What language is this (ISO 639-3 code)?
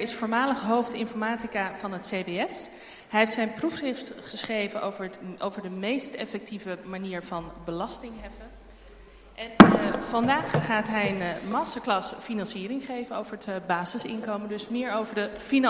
nld